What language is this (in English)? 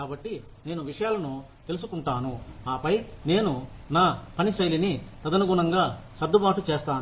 Telugu